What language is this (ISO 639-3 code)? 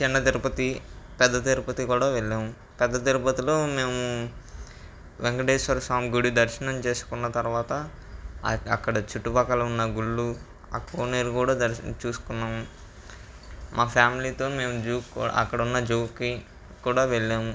tel